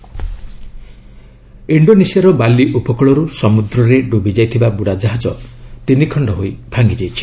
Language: Odia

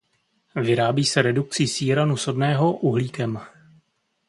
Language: Czech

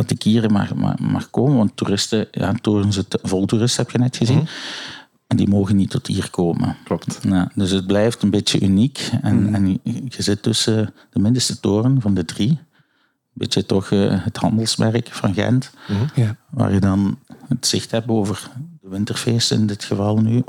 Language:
Dutch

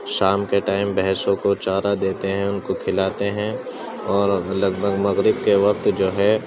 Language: Urdu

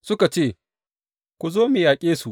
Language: Hausa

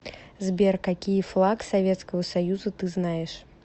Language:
Russian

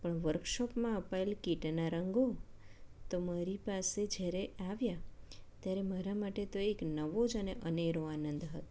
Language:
Gujarati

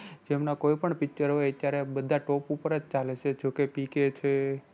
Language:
Gujarati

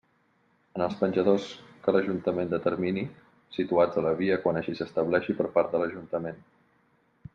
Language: Catalan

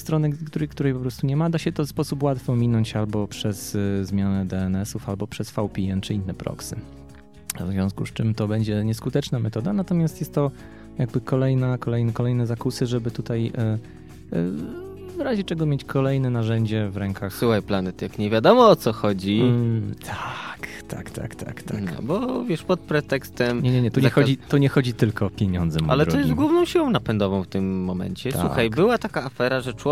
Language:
Polish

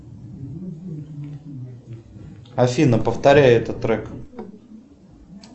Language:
Russian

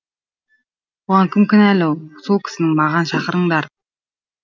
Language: Kazakh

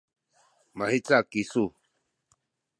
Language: Sakizaya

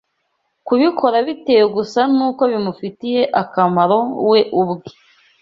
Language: Kinyarwanda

